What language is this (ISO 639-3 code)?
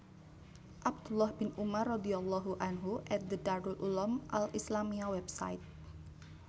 jav